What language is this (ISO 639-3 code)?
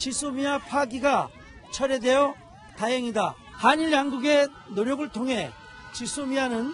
kor